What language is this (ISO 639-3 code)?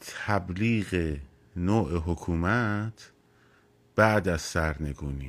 fas